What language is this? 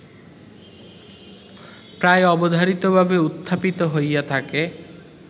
Bangla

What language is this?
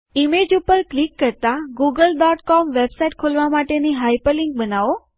Gujarati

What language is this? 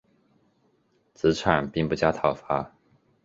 Chinese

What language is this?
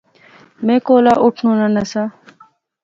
Pahari-Potwari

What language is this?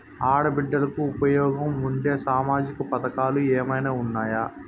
Telugu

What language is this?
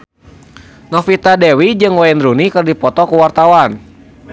Sundanese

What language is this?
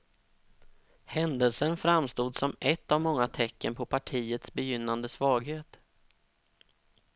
Swedish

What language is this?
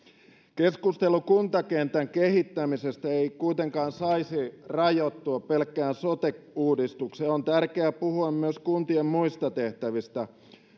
Finnish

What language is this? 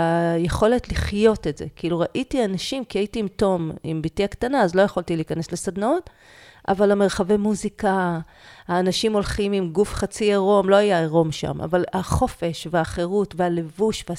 Hebrew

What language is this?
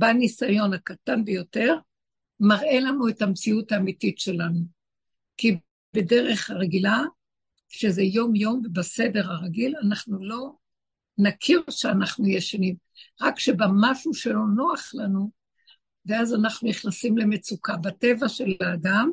Hebrew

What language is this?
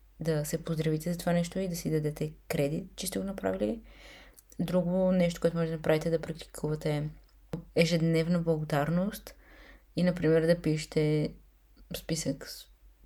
Bulgarian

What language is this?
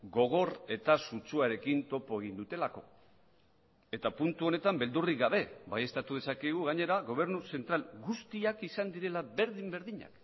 Basque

